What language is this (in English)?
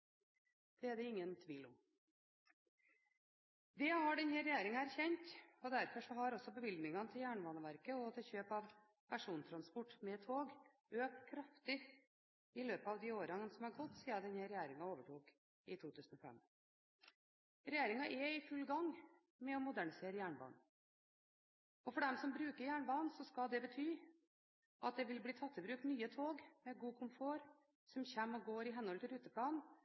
Norwegian Bokmål